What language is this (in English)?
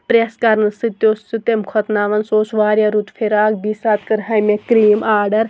Kashmiri